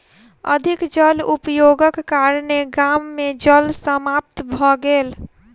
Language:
Maithili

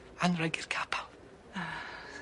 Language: Welsh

